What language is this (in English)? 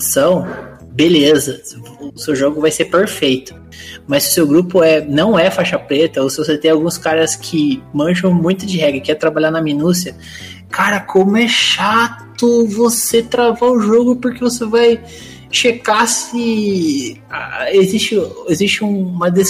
Portuguese